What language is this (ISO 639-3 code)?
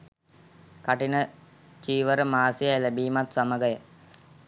sin